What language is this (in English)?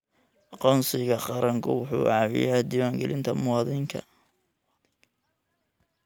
Somali